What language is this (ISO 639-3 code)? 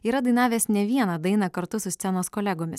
lit